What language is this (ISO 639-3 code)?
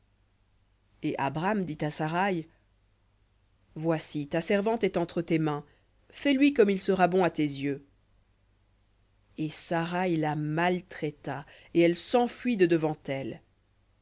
fra